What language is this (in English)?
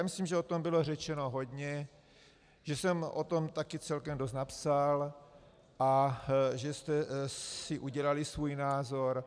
Czech